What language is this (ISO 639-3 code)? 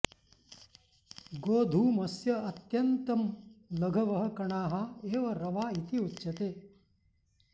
san